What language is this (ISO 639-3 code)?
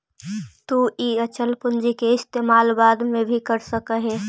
mag